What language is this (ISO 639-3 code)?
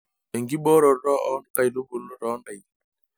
mas